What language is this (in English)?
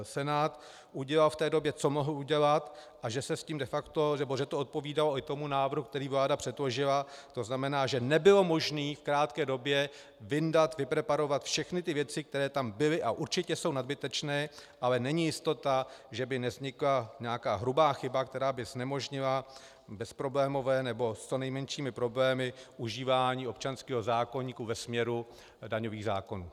Czech